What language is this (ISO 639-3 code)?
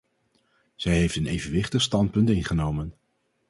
nld